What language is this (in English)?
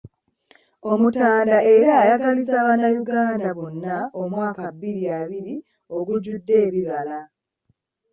Ganda